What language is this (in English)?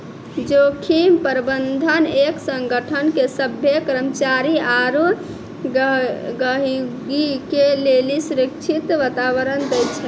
Maithili